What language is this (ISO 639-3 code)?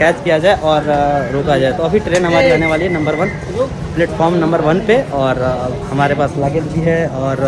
hin